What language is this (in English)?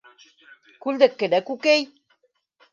Bashkir